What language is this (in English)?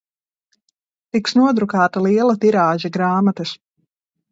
Latvian